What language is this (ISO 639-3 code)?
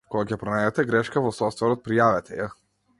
mkd